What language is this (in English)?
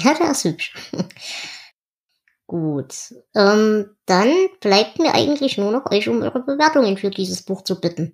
German